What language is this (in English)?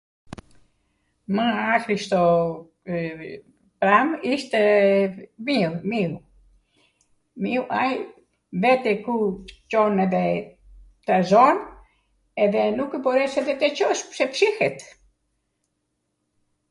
Arvanitika Albanian